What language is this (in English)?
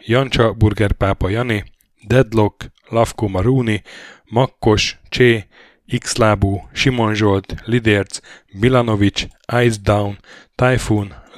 Hungarian